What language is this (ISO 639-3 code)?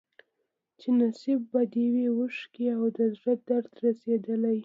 pus